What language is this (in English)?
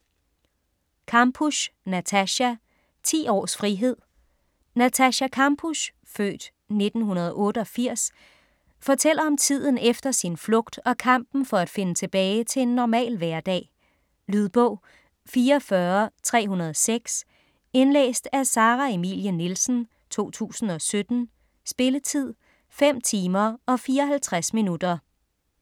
Danish